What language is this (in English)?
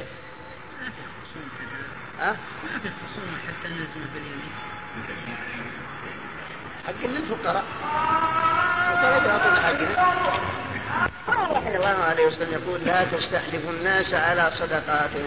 Arabic